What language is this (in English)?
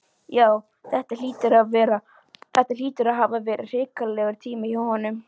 Icelandic